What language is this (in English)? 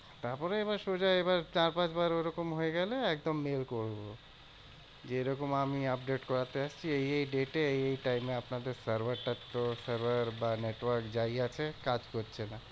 Bangla